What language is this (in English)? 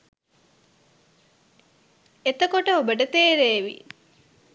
Sinhala